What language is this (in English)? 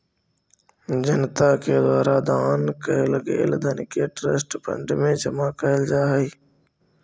Magahi